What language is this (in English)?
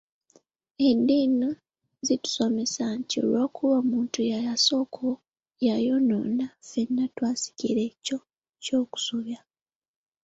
Ganda